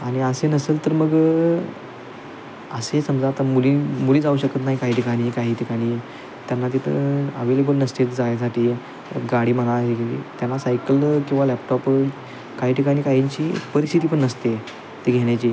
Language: Marathi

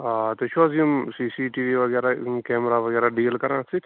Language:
Kashmiri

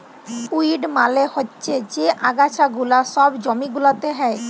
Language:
Bangla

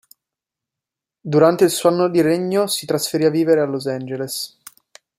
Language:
Italian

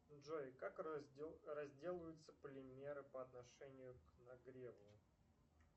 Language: Russian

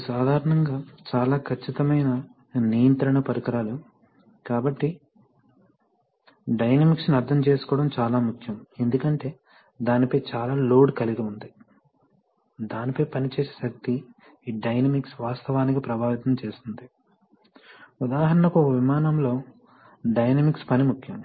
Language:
Telugu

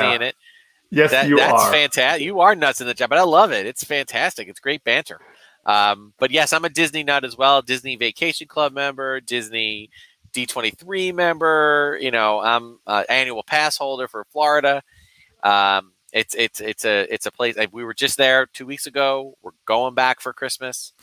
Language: English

